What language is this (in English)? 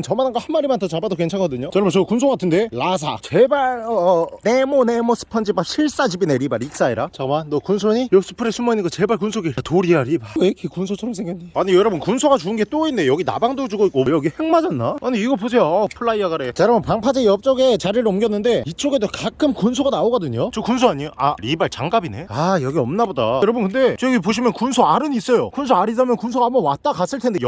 Korean